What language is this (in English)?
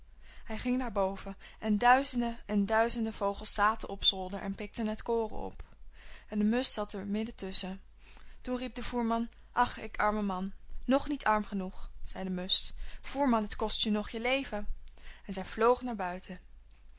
Dutch